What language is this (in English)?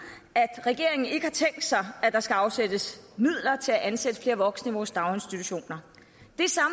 Danish